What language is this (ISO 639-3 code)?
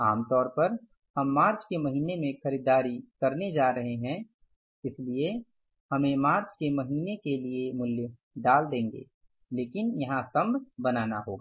hin